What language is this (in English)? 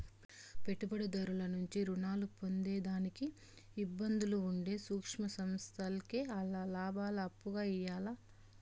Telugu